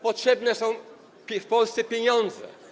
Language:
Polish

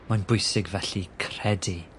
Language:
Welsh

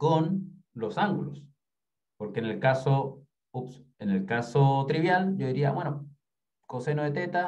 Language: Spanish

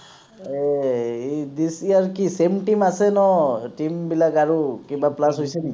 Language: Assamese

